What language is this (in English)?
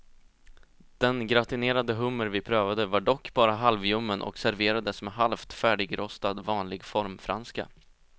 Swedish